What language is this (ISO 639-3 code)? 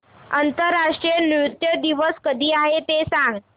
mar